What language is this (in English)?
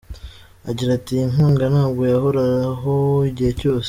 Kinyarwanda